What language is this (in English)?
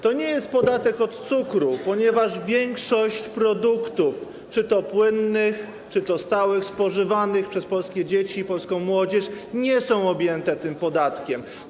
Polish